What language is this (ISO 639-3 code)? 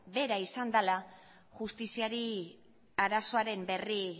eus